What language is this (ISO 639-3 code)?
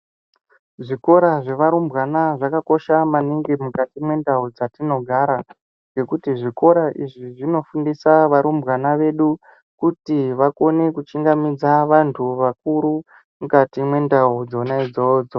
ndc